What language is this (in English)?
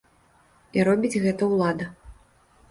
Belarusian